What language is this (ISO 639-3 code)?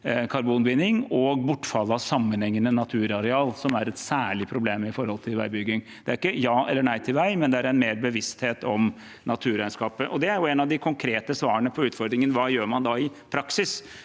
nor